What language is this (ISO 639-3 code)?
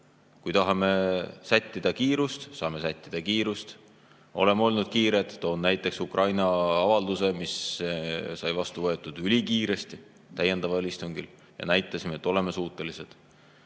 est